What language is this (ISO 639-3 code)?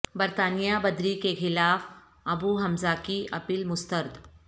urd